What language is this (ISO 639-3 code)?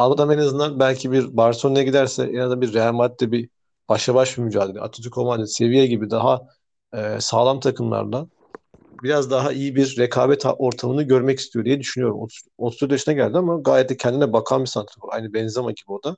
tur